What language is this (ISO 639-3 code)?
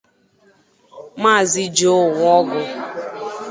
ibo